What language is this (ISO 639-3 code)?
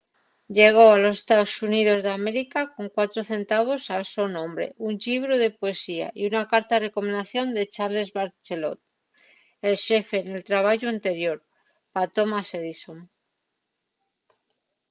ast